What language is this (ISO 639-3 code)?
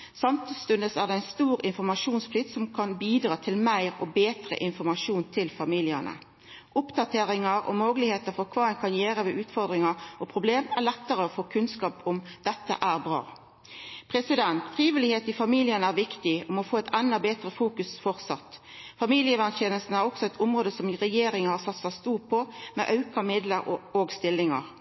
nno